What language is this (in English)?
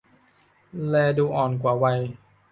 Thai